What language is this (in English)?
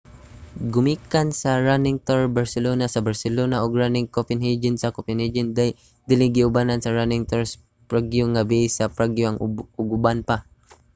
Cebuano